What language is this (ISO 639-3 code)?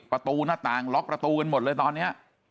tha